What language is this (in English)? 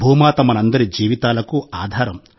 Telugu